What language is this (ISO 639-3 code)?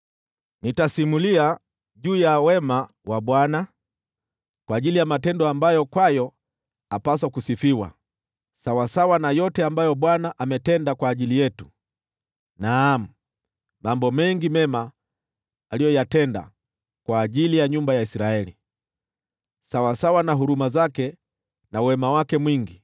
swa